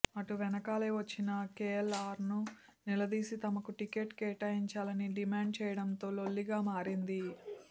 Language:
Telugu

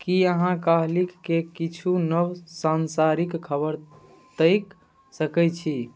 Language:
Maithili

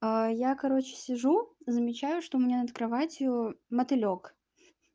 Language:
Russian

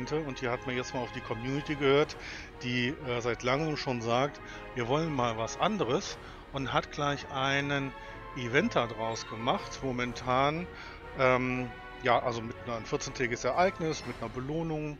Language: German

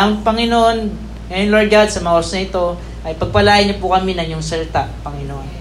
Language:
Filipino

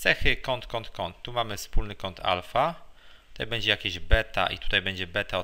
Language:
Polish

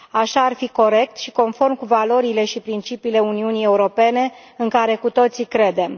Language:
Romanian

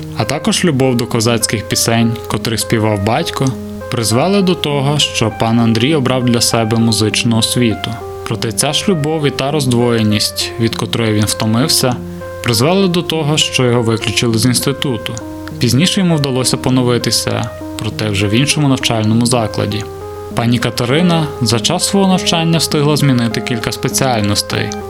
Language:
Ukrainian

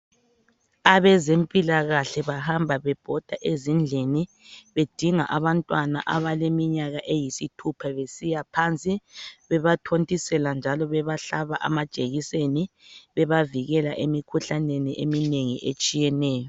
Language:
North Ndebele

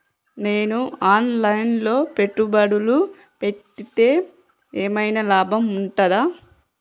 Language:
Telugu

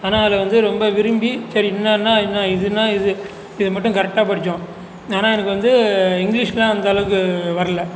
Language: Tamil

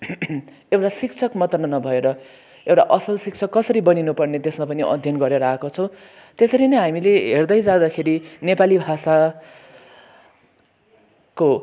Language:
Nepali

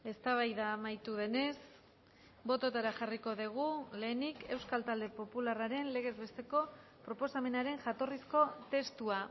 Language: Basque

